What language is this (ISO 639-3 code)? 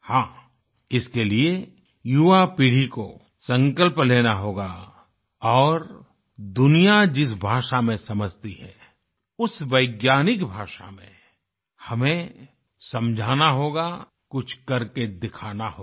hin